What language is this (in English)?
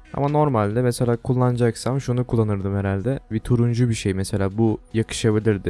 Turkish